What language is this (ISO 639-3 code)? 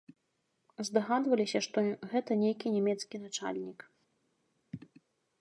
bel